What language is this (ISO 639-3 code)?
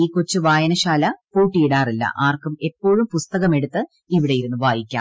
mal